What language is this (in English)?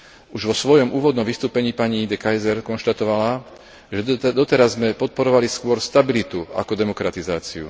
Slovak